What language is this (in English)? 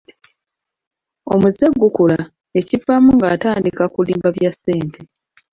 Ganda